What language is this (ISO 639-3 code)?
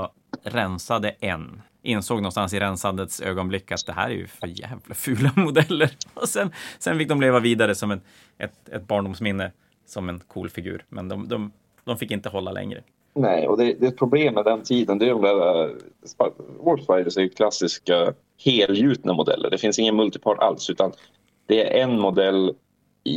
swe